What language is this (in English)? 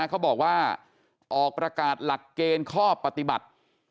Thai